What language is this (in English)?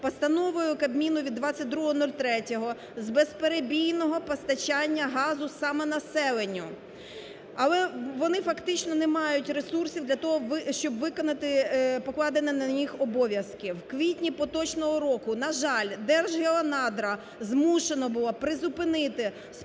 Ukrainian